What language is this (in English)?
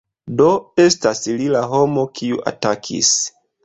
Esperanto